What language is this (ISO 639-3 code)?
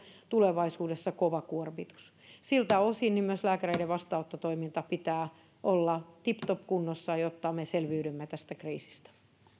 fin